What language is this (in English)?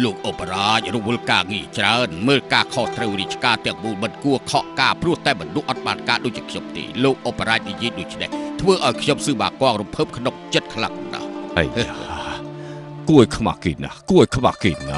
Thai